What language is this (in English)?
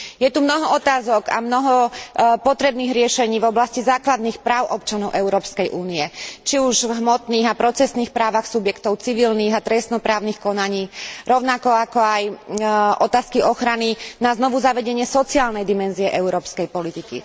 Slovak